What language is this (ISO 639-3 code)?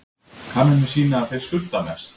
isl